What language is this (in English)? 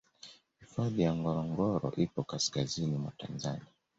Swahili